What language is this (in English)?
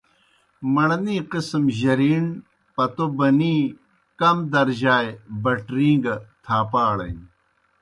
Kohistani Shina